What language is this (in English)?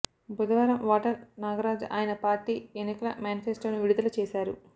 Telugu